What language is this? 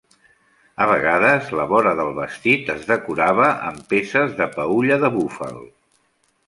Catalan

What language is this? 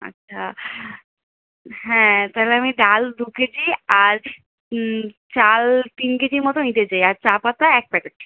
Bangla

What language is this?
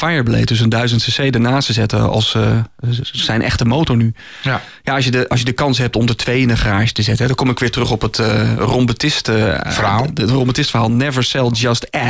Dutch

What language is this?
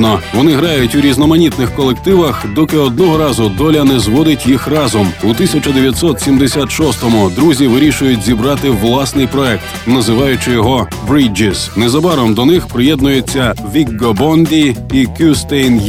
Ukrainian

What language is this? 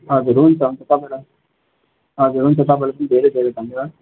Nepali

